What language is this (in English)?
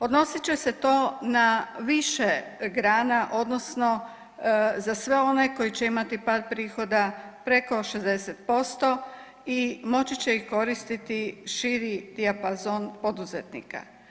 Croatian